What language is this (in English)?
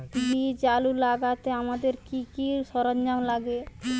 Bangla